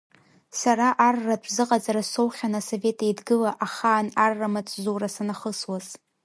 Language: Abkhazian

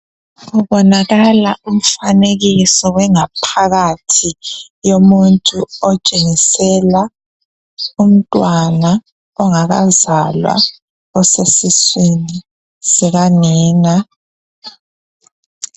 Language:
North Ndebele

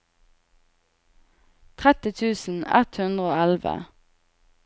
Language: Norwegian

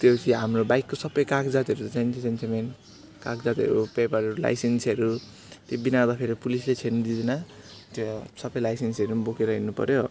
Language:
Nepali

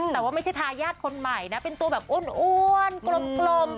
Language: Thai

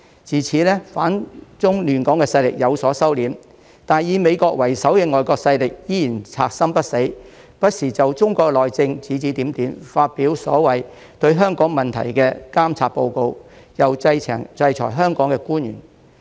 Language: Cantonese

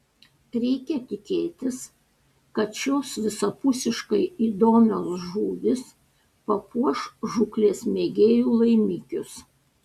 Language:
Lithuanian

